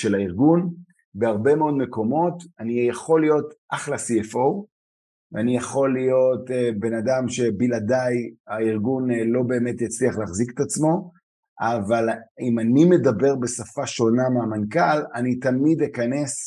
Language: Hebrew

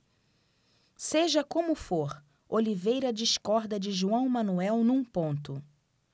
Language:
Portuguese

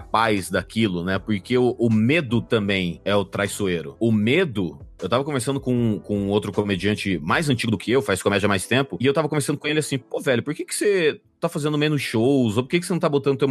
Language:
Portuguese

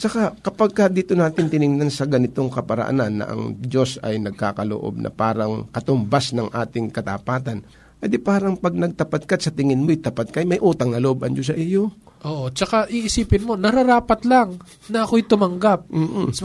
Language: Filipino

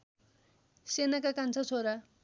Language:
Nepali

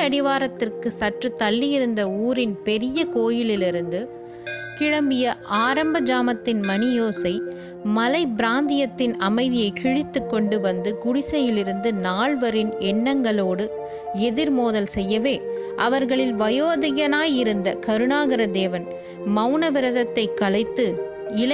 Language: Tamil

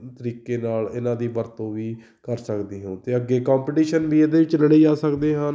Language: Punjabi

